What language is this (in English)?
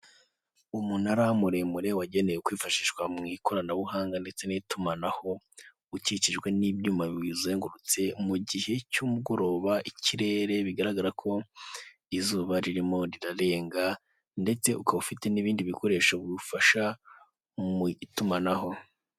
Kinyarwanda